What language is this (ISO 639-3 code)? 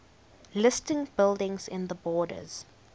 eng